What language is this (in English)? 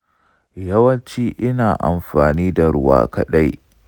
Hausa